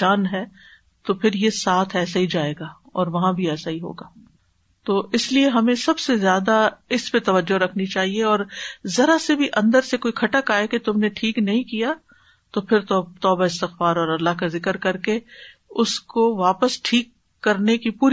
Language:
Urdu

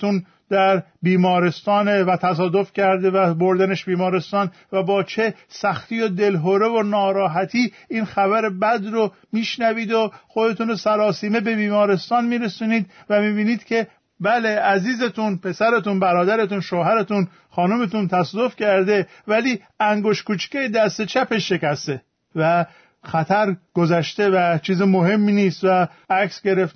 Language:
Persian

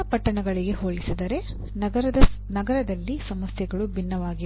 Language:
Kannada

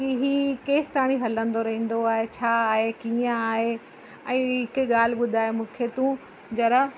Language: Sindhi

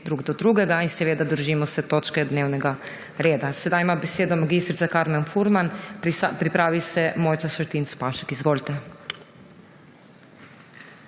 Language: Slovenian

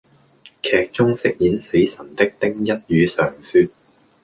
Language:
Cantonese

